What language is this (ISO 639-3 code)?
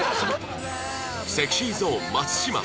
jpn